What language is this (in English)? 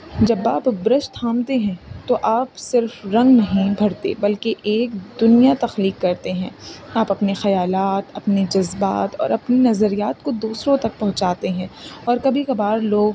Urdu